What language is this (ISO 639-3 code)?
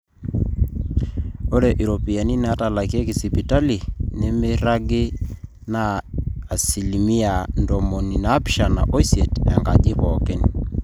mas